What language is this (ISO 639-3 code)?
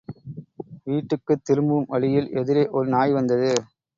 tam